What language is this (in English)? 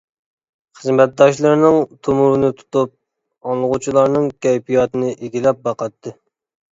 Uyghur